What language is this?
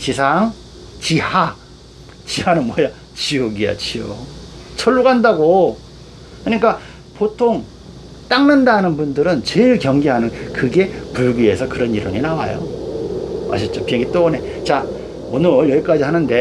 Korean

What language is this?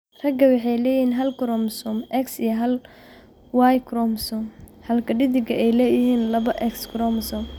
Somali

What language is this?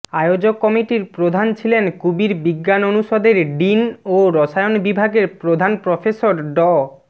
Bangla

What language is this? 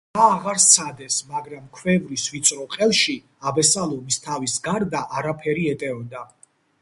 Georgian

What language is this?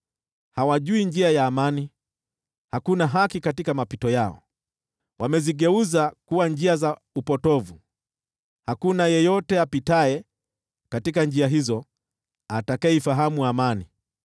Swahili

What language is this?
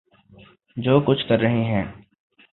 Urdu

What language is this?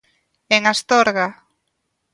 Galician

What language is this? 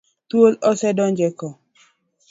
Luo (Kenya and Tanzania)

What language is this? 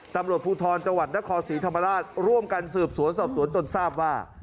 Thai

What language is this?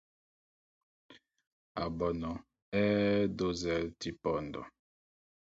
Mpumpong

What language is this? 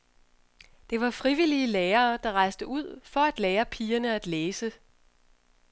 Danish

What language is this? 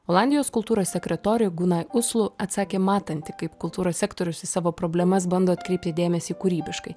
Lithuanian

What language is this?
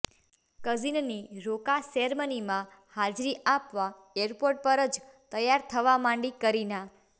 Gujarati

